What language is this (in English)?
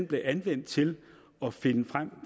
Danish